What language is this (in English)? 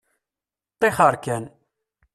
Kabyle